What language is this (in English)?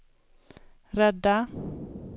Swedish